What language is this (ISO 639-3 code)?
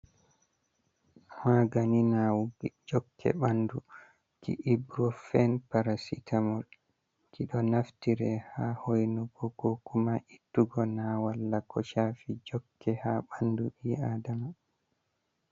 ful